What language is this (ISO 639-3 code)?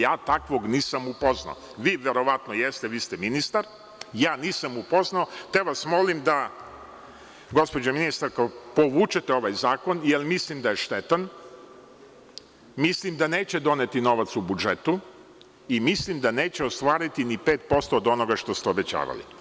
srp